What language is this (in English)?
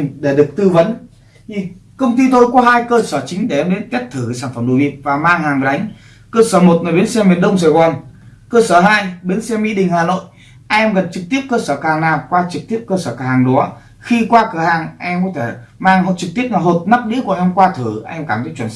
Vietnamese